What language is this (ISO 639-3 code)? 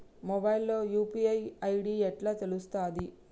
tel